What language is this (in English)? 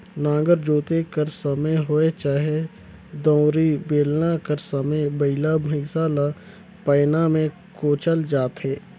Chhattisgarhi